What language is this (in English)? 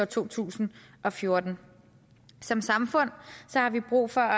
Danish